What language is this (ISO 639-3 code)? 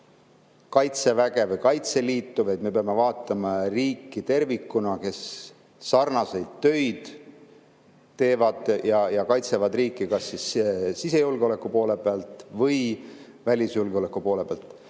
est